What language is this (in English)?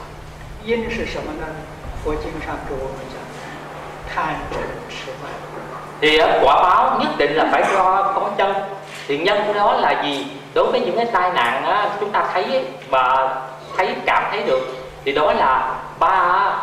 Vietnamese